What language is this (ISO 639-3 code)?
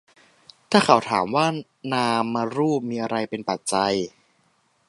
tha